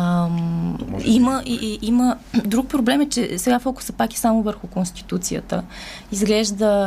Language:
Bulgarian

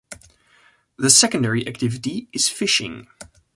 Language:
English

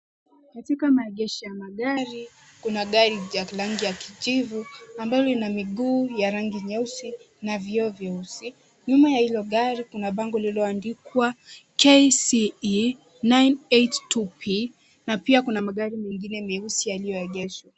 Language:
Swahili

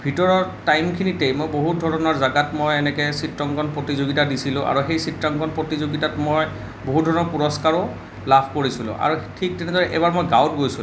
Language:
Assamese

